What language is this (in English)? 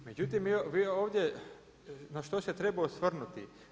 Croatian